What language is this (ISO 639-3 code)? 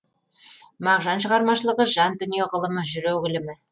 kaz